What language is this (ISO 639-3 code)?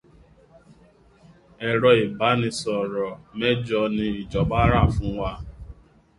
yor